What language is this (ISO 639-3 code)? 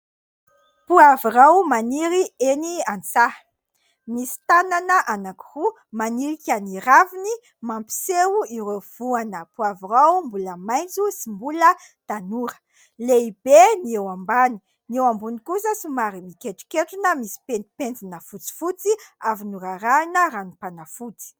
mlg